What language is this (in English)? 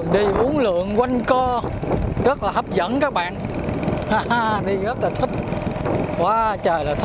Vietnamese